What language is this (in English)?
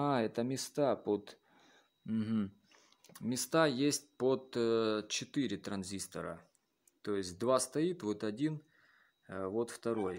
Russian